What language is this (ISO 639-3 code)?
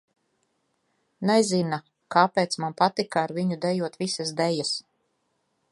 lav